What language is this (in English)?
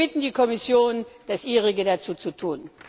German